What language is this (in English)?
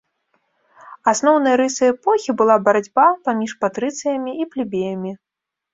Belarusian